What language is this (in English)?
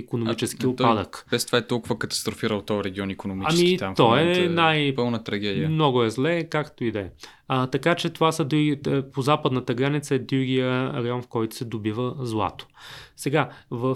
Bulgarian